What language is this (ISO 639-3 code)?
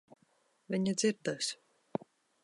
lav